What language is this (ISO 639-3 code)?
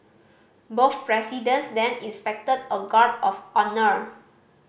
eng